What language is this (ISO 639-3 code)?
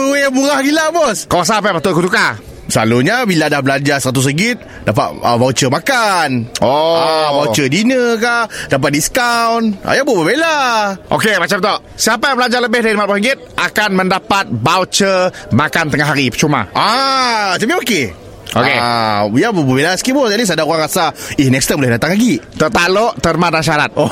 msa